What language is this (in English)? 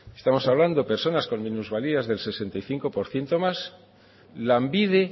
Spanish